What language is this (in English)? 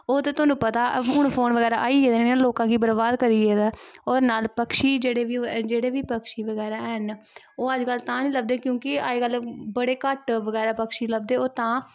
Dogri